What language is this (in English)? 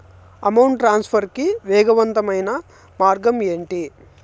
Telugu